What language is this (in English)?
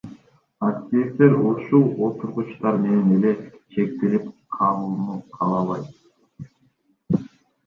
Kyrgyz